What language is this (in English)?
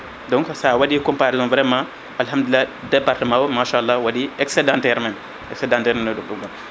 Fula